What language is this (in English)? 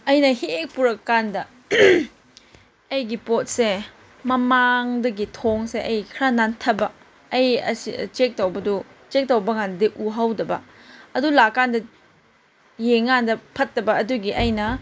Manipuri